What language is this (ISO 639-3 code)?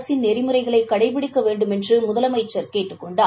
tam